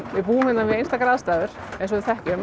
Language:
Icelandic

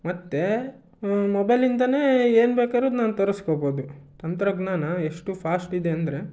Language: Kannada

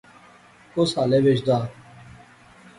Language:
Pahari-Potwari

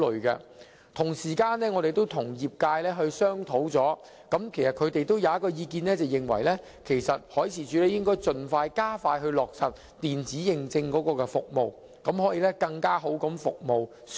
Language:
Cantonese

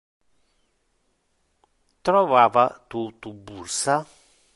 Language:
Interlingua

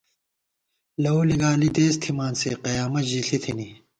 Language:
Gawar-Bati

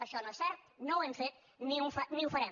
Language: Catalan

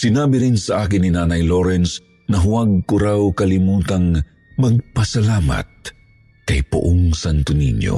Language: Filipino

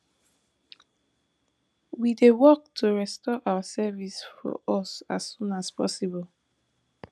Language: Nigerian Pidgin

